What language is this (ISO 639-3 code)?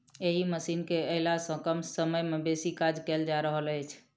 mai